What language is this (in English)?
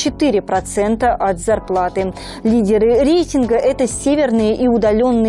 Russian